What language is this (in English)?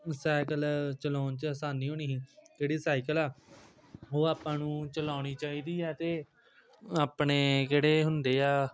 Punjabi